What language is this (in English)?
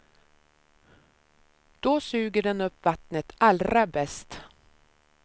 Swedish